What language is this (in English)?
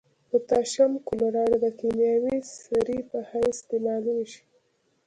Pashto